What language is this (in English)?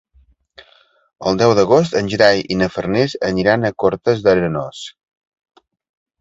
Catalan